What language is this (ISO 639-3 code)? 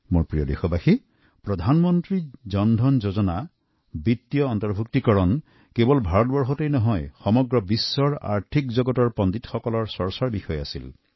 asm